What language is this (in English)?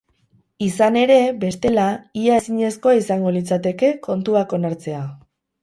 Basque